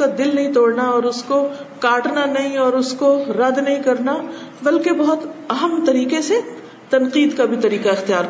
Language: Urdu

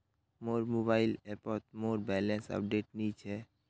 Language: Magahi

